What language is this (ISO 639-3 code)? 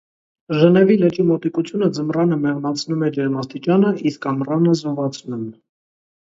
hye